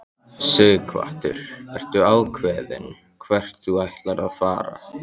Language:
Icelandic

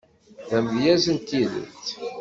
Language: Kabyle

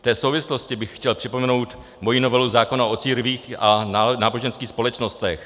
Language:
Czech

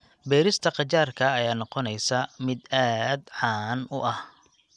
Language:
Somali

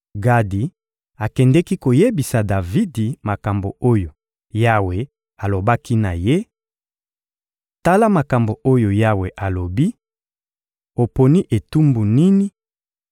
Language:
Lingala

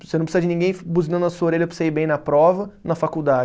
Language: Portuguese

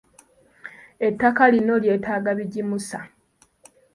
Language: Ganda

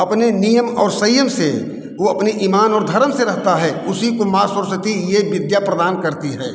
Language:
Hindi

